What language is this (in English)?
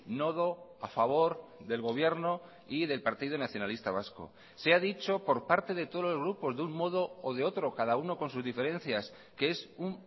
Spanish